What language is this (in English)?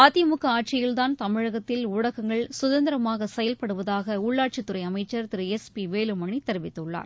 Tamil